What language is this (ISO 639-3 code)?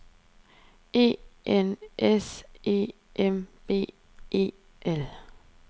dan